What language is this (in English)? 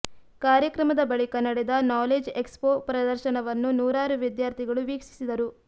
Kannada